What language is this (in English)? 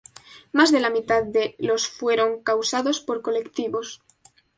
Spanish